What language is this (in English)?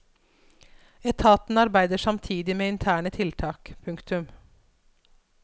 Norwegian